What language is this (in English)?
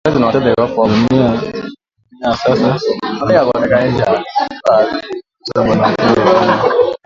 Swahili